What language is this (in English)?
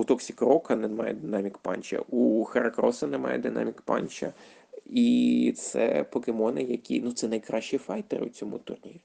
Ukrainian